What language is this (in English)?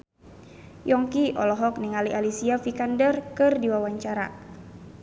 Sundanese